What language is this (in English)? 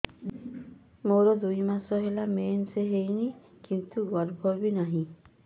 Odia